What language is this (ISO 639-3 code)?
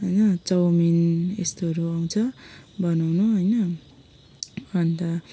nep